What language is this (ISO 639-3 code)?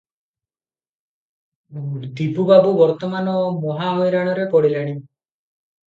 ori